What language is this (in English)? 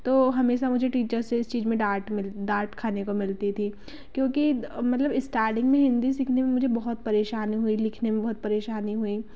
Hindi